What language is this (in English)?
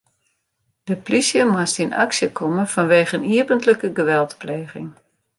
Western Frisian